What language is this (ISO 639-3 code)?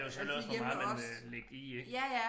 dan